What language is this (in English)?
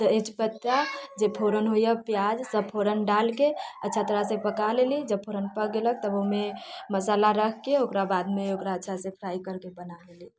Maithili